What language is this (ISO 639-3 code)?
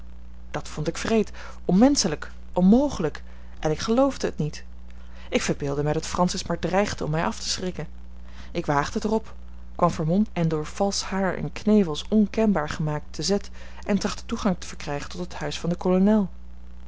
nld